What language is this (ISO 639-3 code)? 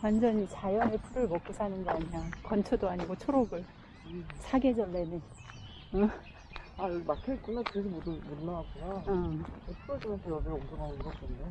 kor